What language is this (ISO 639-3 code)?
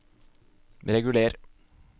nor